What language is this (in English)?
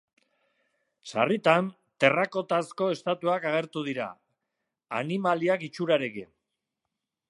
Basque